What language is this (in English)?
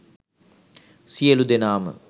Sinhala